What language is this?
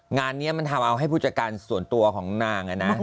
Thai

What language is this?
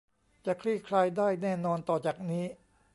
Thai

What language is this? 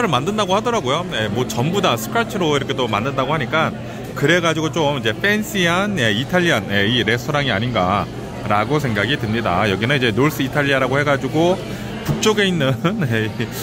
Korean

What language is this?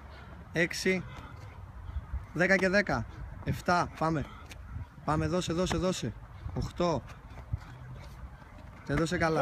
Greek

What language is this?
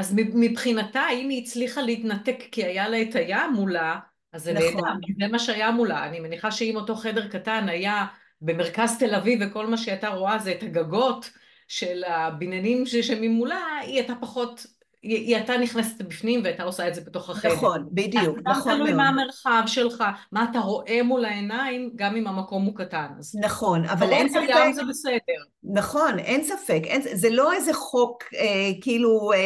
Hebrew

